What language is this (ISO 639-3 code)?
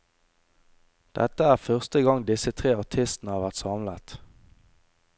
nor